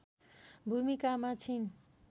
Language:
Nepali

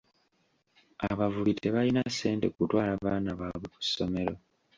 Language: Ganda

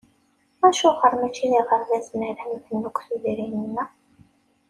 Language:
Kabyle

